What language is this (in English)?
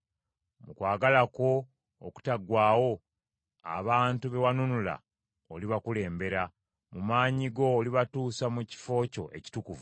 Ganda